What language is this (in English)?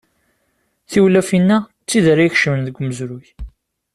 Kabyle